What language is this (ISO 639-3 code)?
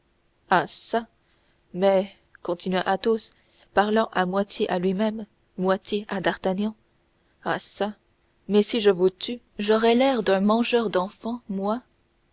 fra